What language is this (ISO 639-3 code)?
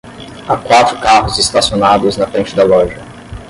por